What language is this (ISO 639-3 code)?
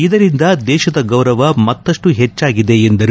kan